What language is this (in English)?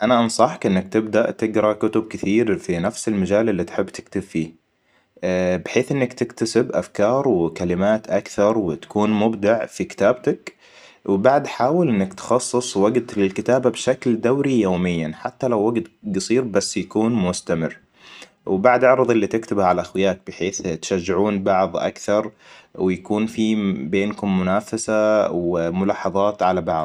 Hijazi Arabic